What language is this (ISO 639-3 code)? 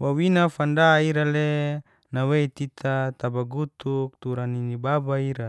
ges